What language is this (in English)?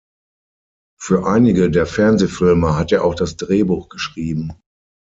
German